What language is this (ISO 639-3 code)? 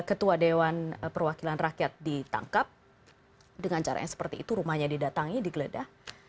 ind